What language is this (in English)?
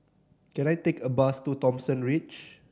English